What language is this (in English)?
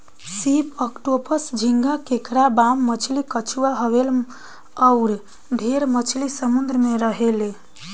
Bhojpuri